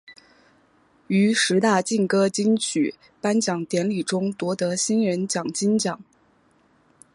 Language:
Chinese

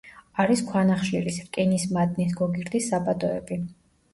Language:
Georgian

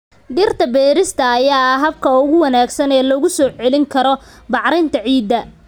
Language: Somali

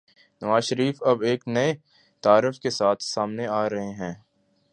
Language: Urdu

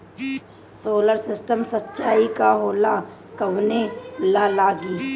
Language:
Bhojpuri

